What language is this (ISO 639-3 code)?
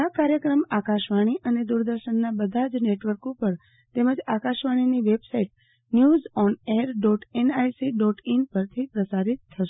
guj